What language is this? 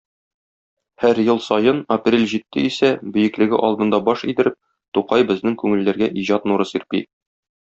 Tatar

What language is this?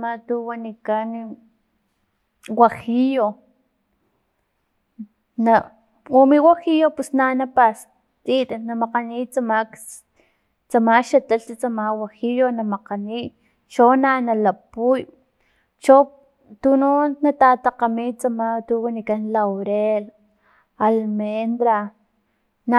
Filomena Mata-Coahuitlán Totonac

